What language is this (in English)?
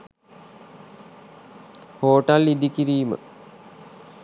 Sinhala